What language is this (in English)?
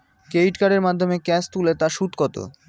Bangla